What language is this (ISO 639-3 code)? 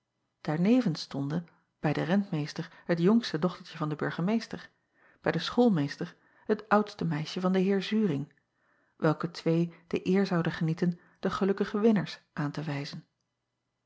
nld